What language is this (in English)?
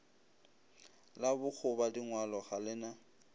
Northern Sotho